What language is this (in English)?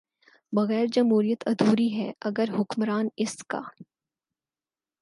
Urdu